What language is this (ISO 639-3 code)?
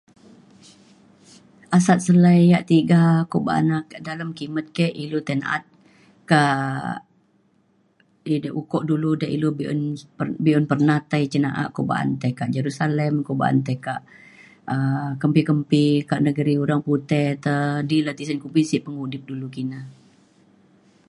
xkl